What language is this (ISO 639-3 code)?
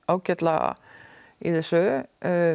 isl